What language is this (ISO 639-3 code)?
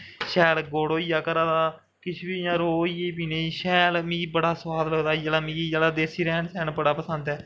doi